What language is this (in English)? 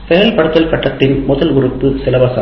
Tamil